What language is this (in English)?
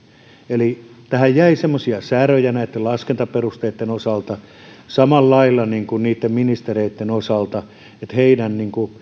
Finnish